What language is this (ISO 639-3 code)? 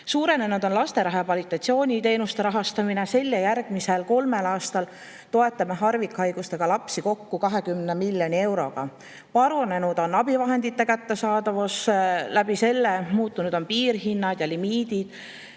est